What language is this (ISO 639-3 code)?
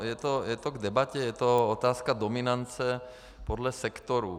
ces